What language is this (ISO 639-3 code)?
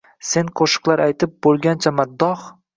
uzb